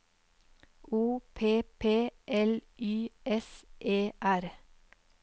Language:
Norwegian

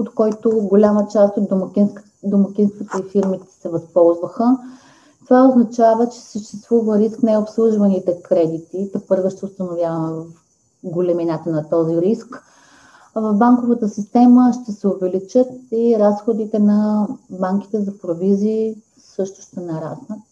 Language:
Bulgarian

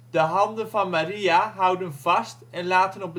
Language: Dutch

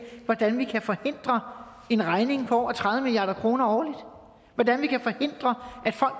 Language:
Danish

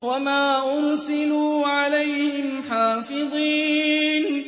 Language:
Arabic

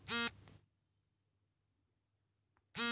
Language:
Kannada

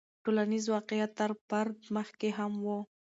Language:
Pashto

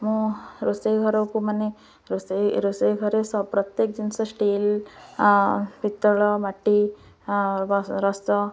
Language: Odia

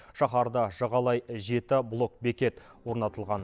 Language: Kazakh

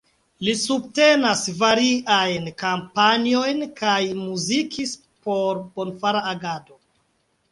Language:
Esperanto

